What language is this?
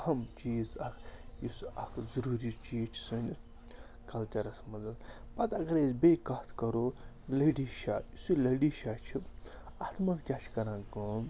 Kashmiri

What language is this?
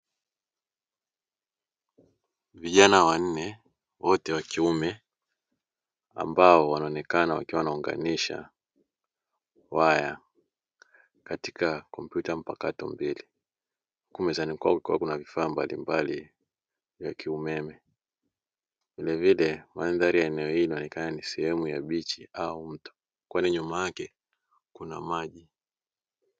Swahili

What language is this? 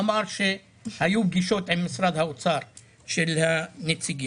Hebrew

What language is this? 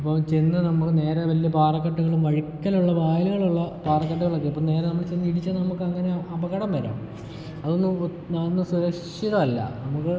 Malayalam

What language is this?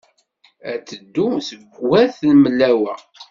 Kabyle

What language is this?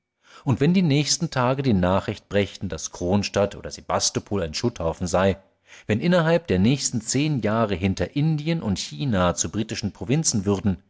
German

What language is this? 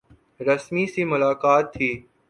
Urdu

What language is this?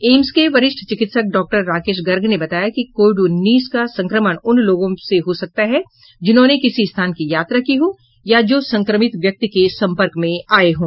Hindi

